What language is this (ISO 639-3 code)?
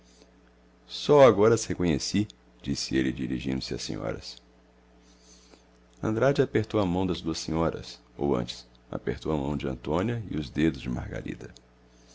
por